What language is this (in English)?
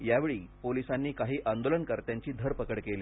Marathi